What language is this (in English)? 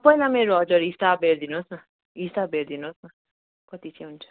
Nepali